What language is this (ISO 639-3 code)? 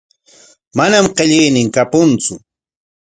qwa